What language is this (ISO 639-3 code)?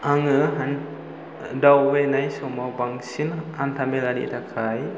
brx